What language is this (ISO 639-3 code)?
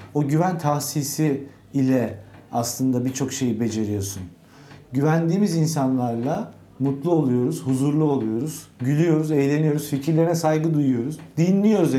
tur